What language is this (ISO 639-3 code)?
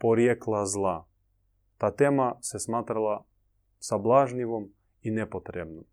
hrv